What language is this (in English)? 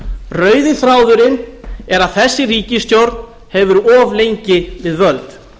Icelandic